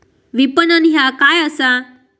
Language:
Marathi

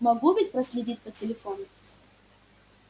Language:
Russian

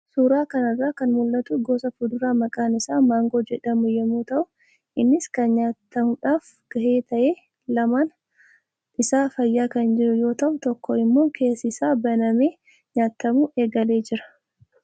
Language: Oromo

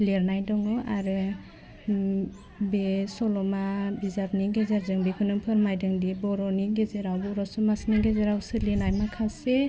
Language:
Bodo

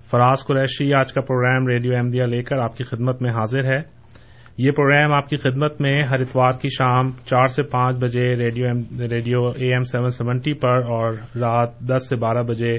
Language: Urdu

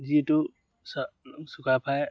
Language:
Assamese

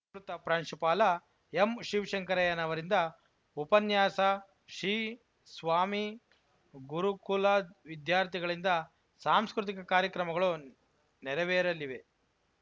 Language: Kannada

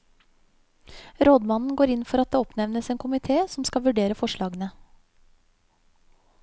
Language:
Norwegian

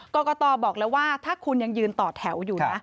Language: Thai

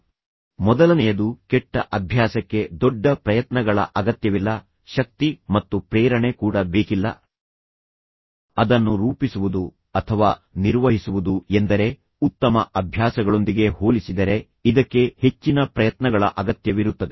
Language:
Kannada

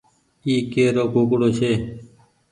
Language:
Goaria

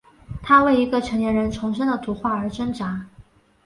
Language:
Chinese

